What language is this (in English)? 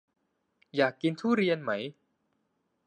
Thai